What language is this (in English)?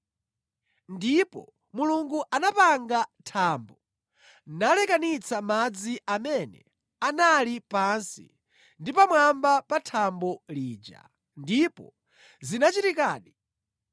Nyanja